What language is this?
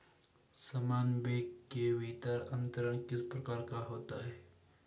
Hindi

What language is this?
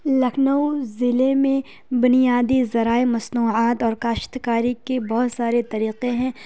Urdu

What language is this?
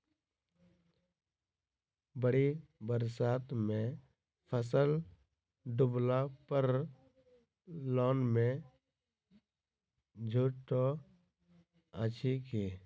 Maithili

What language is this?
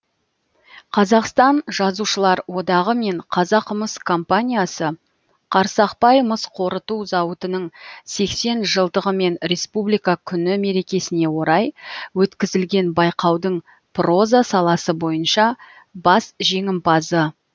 Kazakh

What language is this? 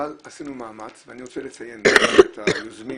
Hebrew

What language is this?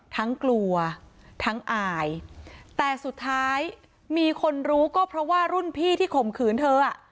Thai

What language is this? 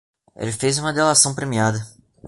Portuguese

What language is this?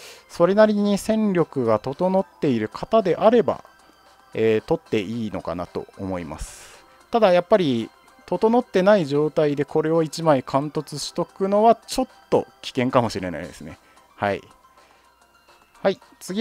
Japanese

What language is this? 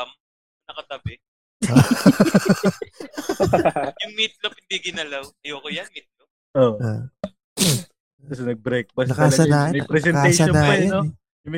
Filipino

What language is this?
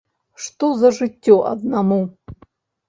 Belarusian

